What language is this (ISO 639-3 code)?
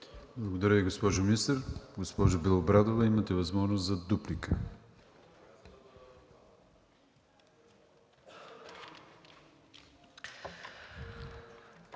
bul